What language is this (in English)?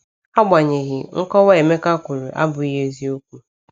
Igbo